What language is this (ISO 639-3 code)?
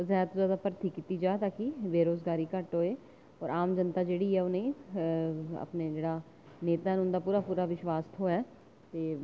doi